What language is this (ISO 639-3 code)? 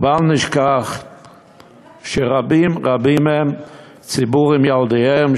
heb